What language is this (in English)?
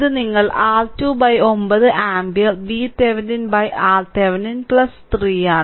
Malayalam